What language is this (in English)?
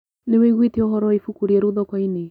Kikuyu